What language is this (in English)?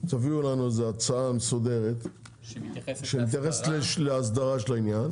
Hebrew